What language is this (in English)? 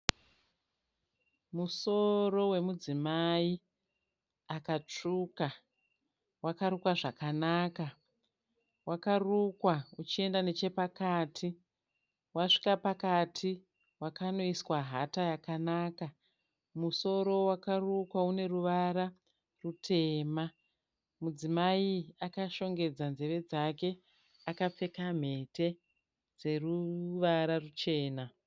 Shona